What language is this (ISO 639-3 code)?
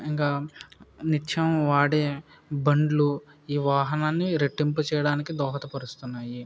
tel